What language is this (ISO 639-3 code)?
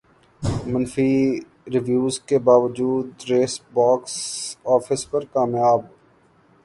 urd